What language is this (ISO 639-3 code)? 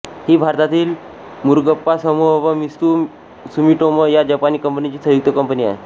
mar